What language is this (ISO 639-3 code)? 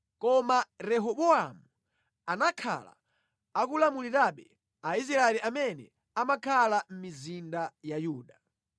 nya